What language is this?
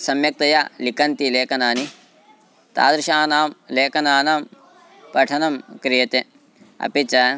Sanskrit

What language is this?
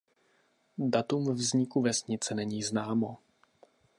Czech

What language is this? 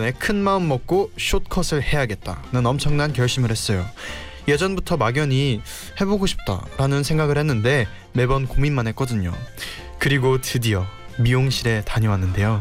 Korean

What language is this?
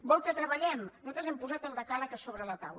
Catalan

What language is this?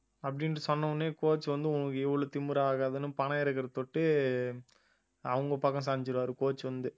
Tamil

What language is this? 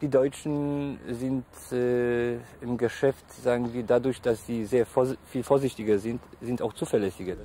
German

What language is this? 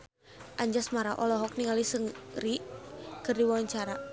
Sundanese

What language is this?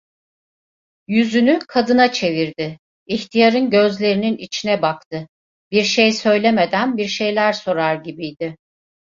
Turkish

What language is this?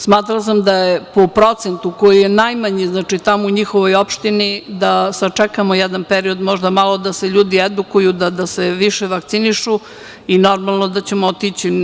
Serbian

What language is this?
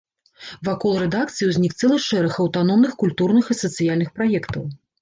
Belarusian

